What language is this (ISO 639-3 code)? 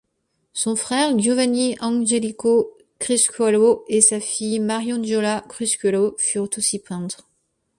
fra